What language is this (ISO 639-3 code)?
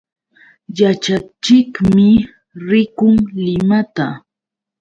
qux